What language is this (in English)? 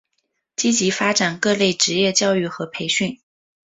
Chinese